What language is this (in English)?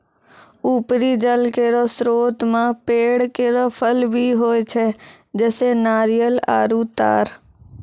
Maithili